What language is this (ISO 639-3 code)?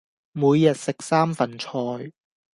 yue